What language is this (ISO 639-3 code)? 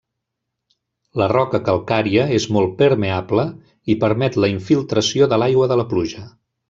cat